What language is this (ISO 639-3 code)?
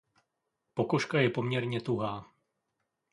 ces